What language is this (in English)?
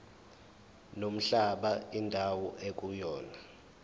Zulu